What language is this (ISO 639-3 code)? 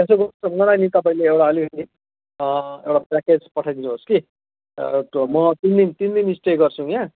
nep